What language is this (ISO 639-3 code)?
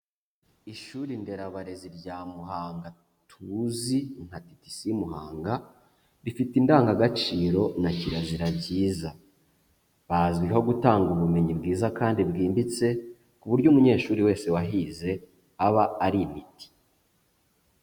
kin